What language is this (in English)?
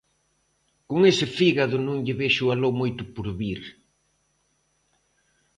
Galician